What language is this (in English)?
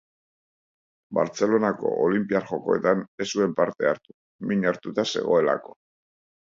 Basque